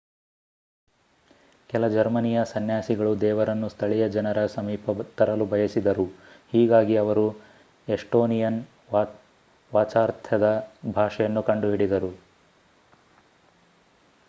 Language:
Kannada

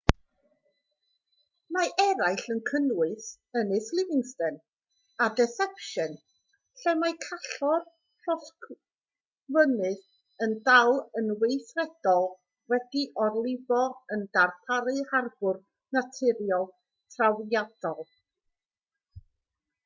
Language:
Welsh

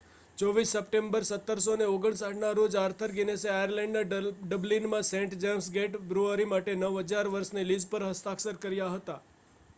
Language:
Gujarati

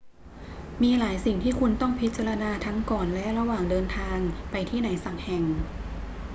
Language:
Thai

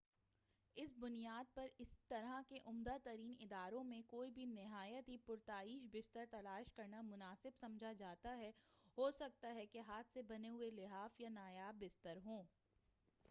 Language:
Urdu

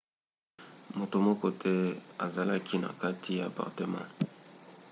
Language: Lingala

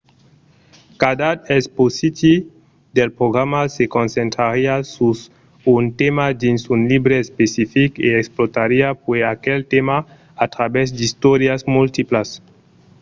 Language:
Occitan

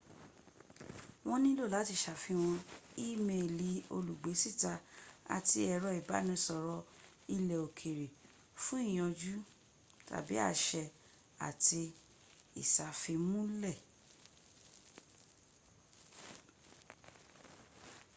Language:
Yoruba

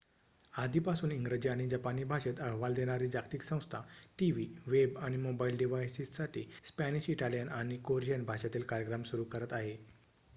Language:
Marathi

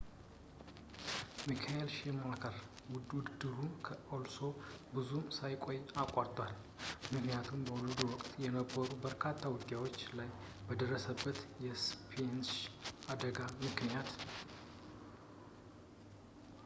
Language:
Amharic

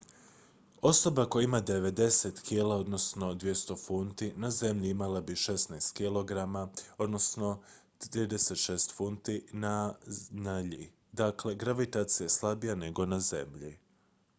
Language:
Croatian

